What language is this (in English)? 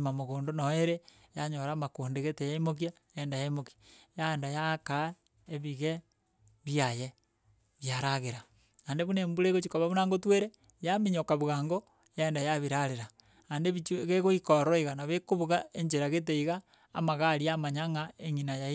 Gusii